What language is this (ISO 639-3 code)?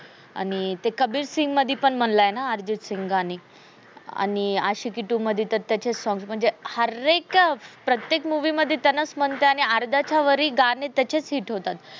mar